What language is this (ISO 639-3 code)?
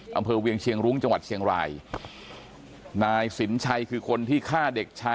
tha